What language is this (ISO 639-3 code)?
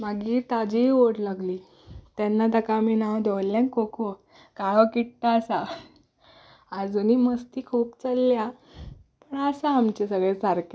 kok